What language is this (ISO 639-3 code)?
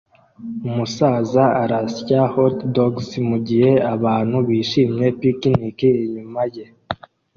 kin